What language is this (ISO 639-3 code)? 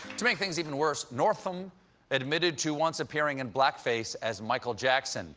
eng